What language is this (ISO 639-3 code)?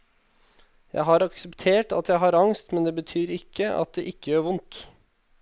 nor